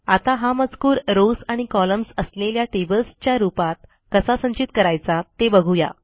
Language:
Marathi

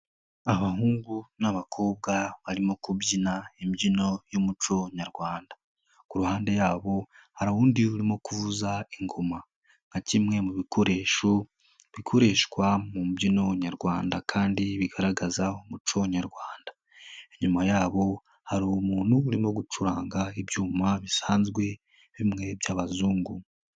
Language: Kinyarwanda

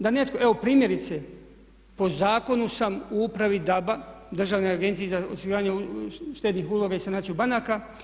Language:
Croatian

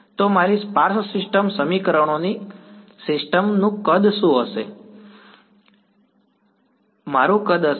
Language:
Gujarati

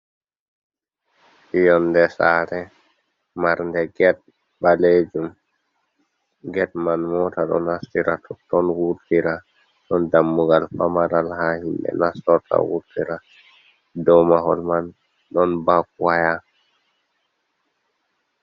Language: Fula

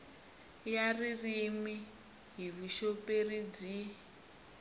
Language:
Tsonga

